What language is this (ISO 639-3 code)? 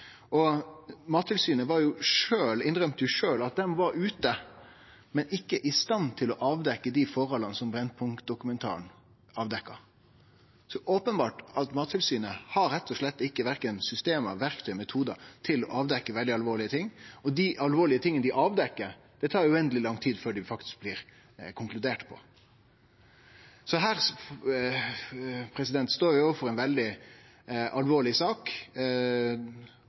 nno